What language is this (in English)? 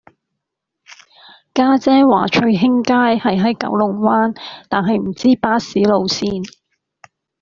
Cantonese